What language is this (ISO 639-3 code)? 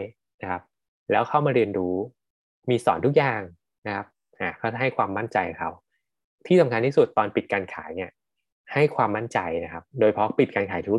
tha